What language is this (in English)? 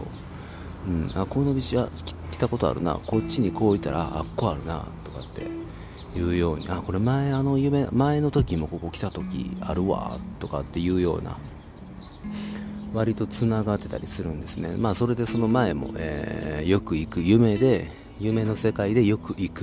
Japanese